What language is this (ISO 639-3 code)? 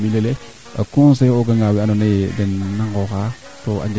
srr